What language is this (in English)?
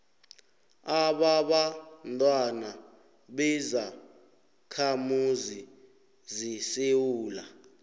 South Ndebele